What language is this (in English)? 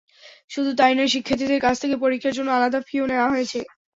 Bangla